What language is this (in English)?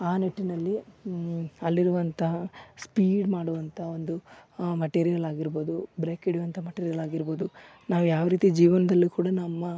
Kannada